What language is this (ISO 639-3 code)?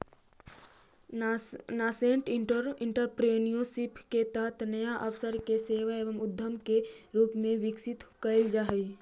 mag